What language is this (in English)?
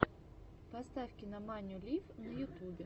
Russian